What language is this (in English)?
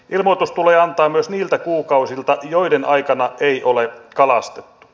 Finnish